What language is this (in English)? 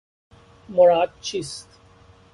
Persian